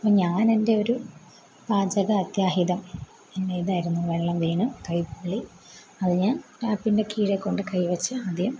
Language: Malayalam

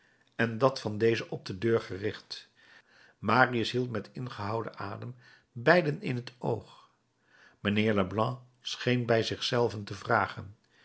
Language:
Dutch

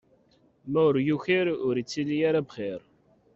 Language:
Kabyle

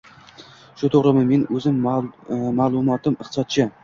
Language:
Uzbek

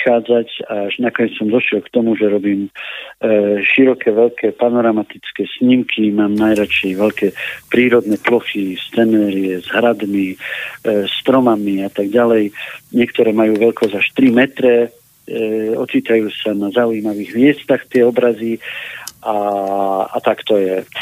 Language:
Slovak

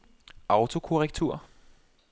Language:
Danish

